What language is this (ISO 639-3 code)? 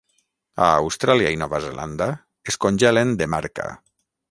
cat